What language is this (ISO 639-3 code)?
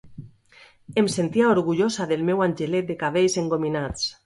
cat